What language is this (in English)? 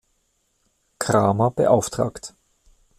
German